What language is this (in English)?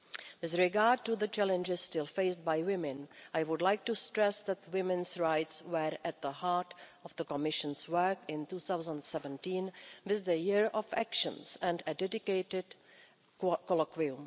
English